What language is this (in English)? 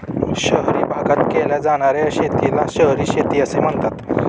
Marathi